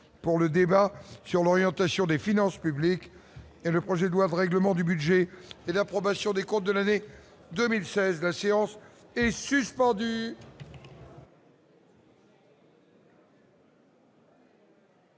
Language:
French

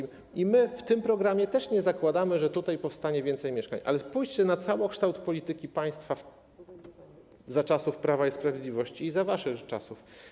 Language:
Polish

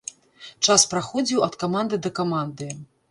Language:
Belarusian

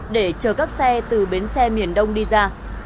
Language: Vietnamese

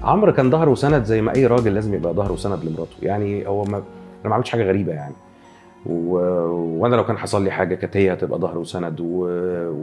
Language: Arabic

